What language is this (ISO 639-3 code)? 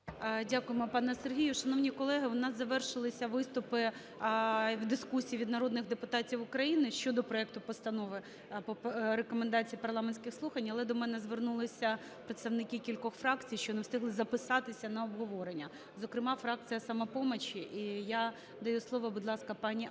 ukr